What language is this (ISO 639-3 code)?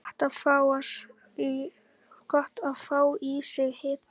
isl